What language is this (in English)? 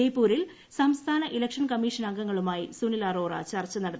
Malayalam